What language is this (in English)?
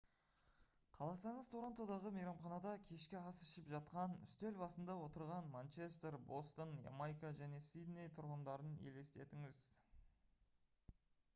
Kazakh